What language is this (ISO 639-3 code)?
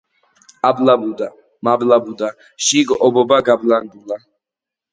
kat